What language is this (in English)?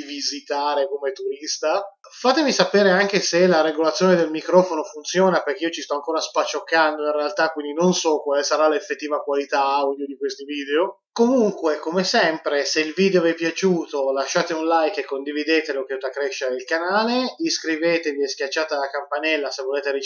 Italian